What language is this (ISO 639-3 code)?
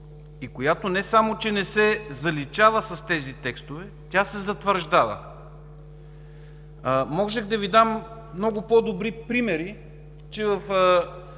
bul